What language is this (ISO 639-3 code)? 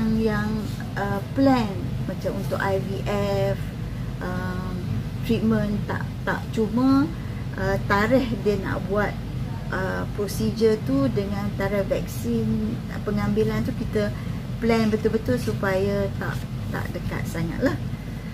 msa